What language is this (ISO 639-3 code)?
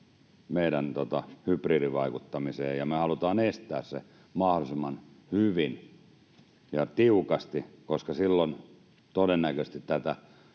fin